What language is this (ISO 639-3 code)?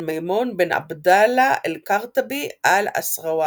heb